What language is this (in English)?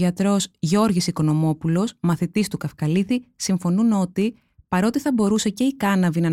Greek